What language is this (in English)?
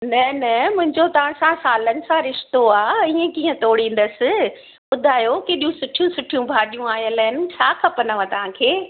Sindhi